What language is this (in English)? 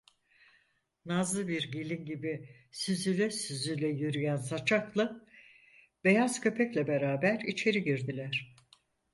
Turkish